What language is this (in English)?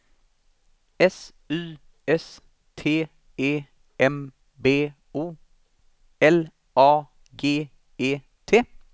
Swedish